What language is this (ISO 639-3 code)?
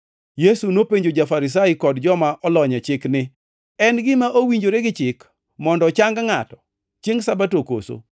luo